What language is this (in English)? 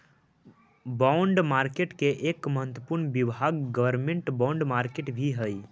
Magahi